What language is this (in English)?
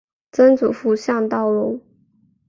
Chinese